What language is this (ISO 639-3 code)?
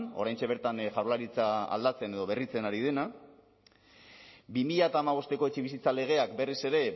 eus